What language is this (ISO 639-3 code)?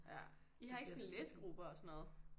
dan